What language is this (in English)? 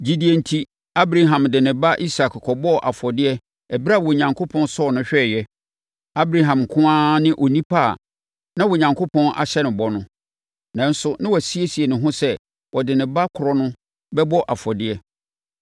Akan